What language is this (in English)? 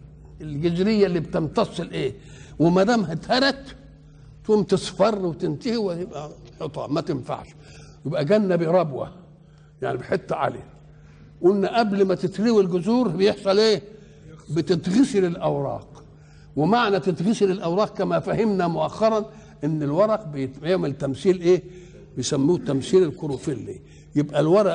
Arabic